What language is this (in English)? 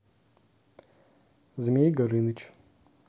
Russian